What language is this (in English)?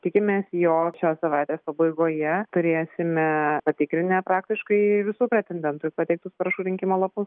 Lithuanian